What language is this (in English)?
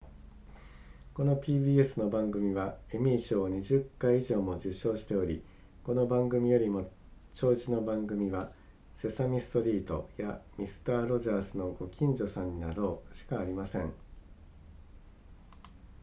Japanese